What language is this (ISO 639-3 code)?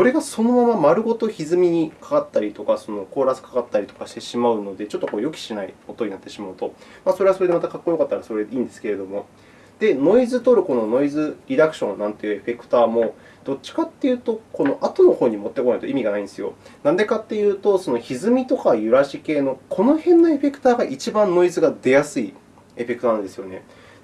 jpn